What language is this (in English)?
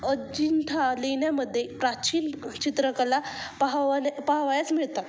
Marathi